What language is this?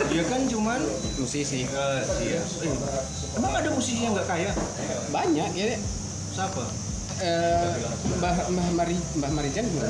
Indonesian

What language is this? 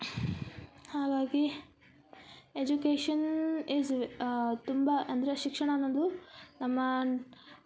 Kannada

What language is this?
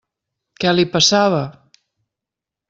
Catalan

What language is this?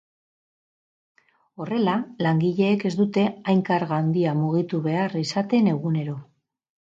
Basque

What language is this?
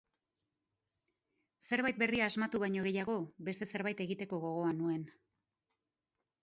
Basque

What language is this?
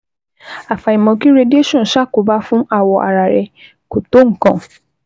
Yoruba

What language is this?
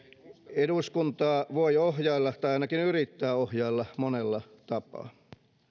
Finnish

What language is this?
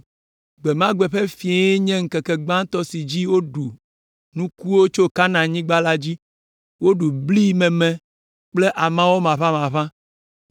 Ewe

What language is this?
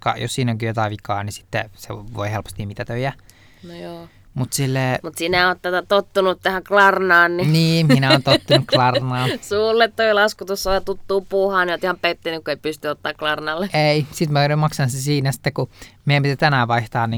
Finnish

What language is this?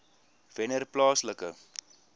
Afrikaans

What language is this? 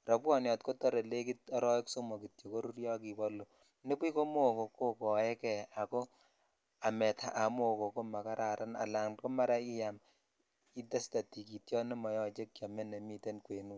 Kalenjin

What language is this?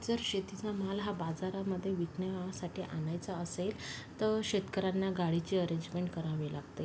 Marathi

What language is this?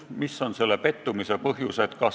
Estonian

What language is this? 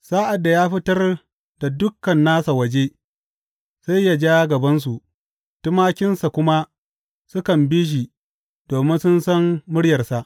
Hausa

